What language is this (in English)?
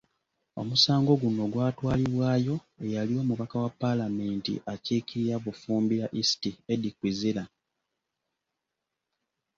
Ganda